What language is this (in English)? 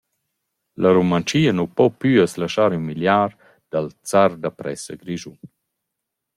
Romansh